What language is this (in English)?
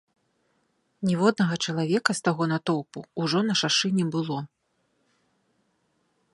Belarusian